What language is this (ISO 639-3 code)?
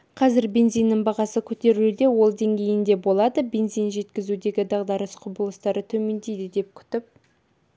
kaz